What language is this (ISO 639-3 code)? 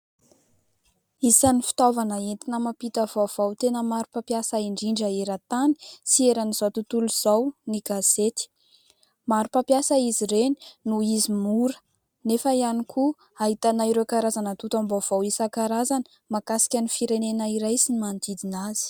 mlg